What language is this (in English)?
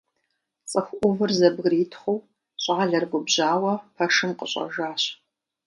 Kabardian